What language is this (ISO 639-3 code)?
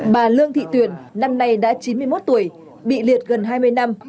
vie